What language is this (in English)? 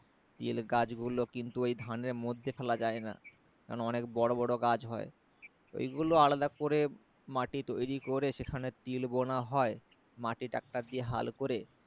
Bangla